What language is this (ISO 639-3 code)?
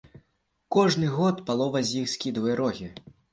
bel